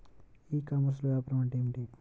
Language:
Telugu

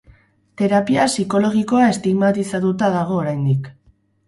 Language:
Basque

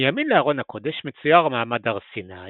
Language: Hebrew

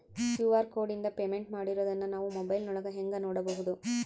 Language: Kannada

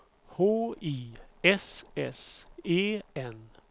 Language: Swedish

